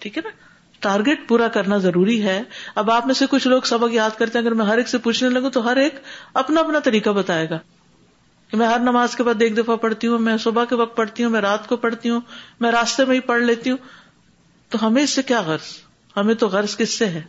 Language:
Urdu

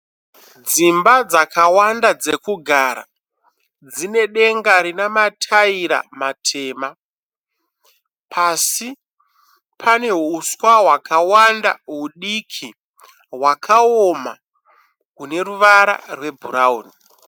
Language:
Shona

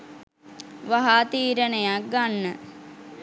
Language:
Sinhala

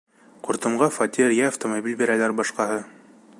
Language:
Bashkir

